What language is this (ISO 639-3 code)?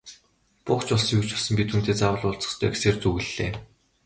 mon